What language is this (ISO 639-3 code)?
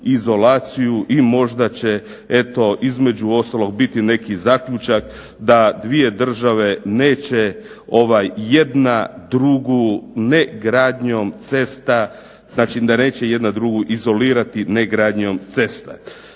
hrv